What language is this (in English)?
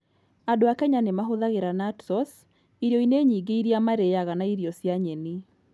Kikuyu